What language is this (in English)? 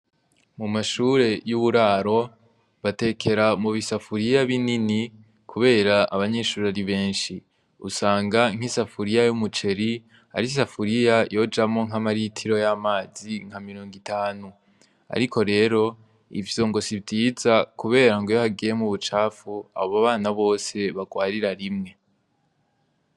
Rundi